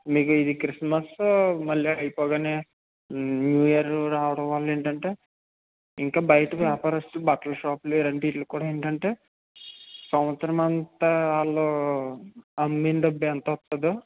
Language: Telugu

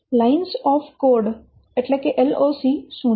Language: Gujarati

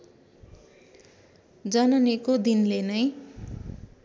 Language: Nepali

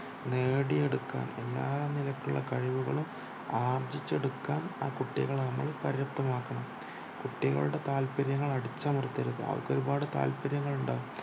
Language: Malayalam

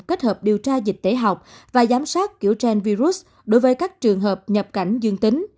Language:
Vietnamese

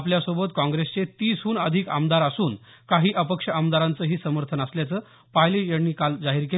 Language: Marathi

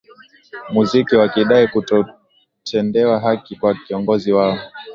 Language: Swahili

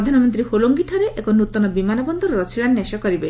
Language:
Odia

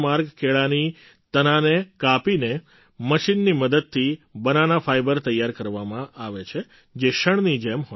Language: Gujarati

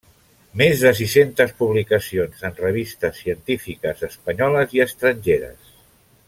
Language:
Catalan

